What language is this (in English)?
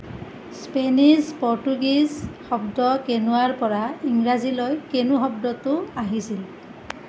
Assamese